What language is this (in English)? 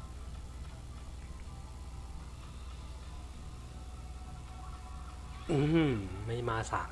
Thai